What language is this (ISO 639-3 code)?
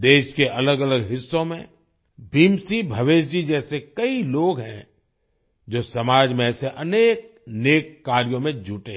hin